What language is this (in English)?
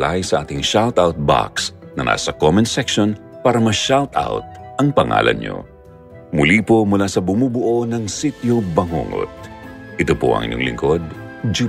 Filipino